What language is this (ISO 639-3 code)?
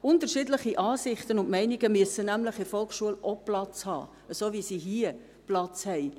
gsw